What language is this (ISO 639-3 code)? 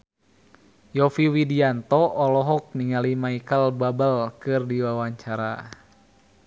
sun